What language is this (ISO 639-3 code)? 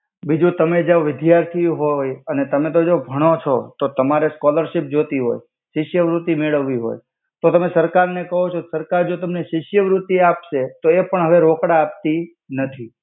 guj